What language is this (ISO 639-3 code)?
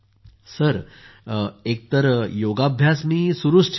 mar